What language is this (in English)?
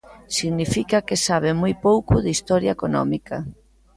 Galician